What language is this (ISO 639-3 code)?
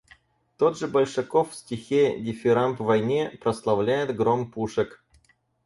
rus